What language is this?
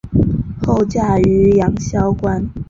Chinese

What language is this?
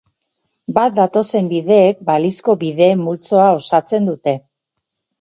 Basque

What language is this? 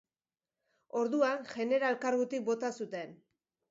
Basque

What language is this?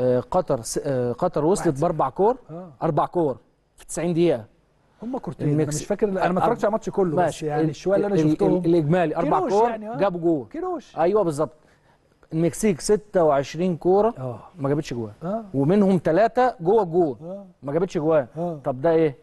Arabic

